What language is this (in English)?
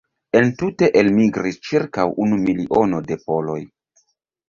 Esperanto